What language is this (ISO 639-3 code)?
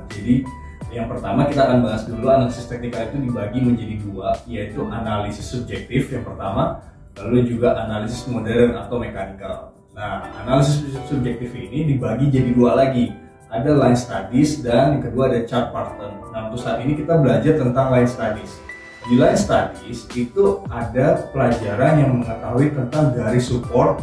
ind